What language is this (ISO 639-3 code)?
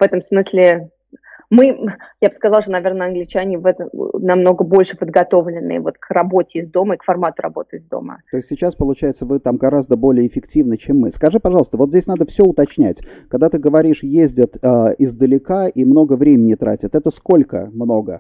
rus